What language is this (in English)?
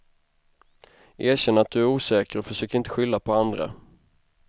Swedish